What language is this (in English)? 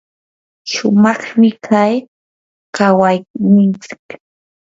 Yanahuanca Pasco Quechua